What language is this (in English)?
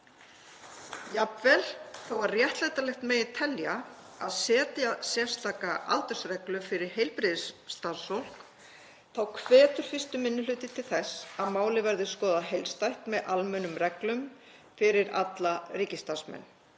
Icelandic